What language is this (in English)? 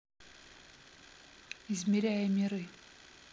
Russian